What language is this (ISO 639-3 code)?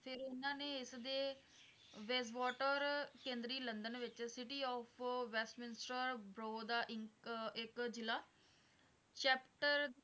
pan